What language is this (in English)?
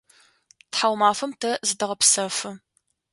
Adyghe